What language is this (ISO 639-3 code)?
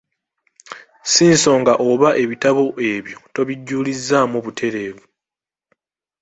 lug